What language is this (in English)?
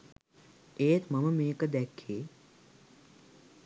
Sinhala